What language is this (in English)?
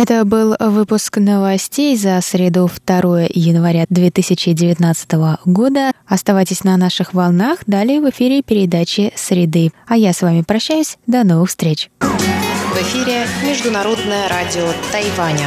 Russian